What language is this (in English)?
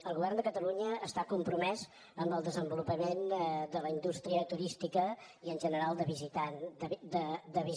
Catalan